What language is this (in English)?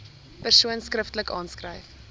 Afrikaans